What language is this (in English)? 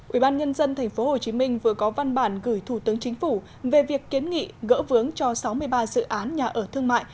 Vietnamese